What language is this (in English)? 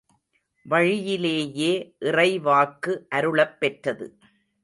Tamil